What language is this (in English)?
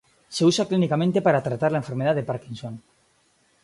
Spanish